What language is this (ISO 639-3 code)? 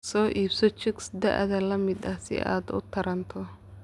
som